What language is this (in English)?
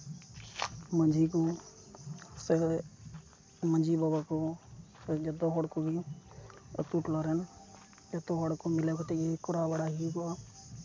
Santali